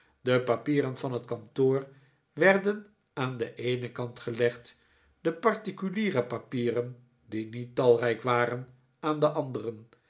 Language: Dutch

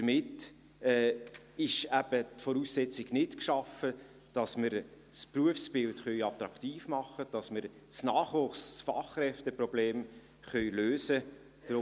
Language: Swiss German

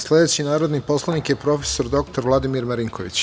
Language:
Serbian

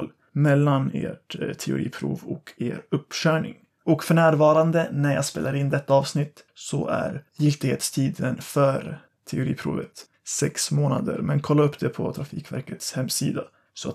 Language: Swedish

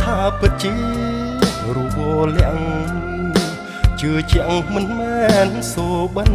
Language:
Thai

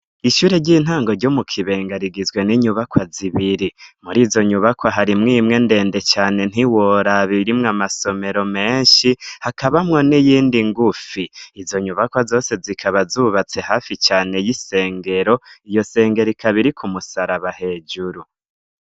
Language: Rundi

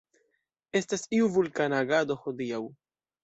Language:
Esperanto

